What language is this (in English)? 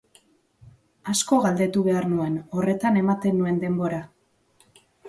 Basque